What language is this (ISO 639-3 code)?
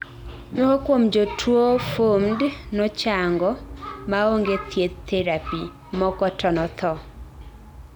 luo